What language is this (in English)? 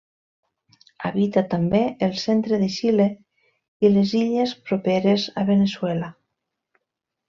Catalan